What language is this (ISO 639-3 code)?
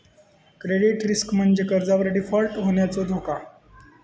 mar